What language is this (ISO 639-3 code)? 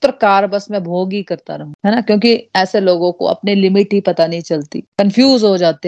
hin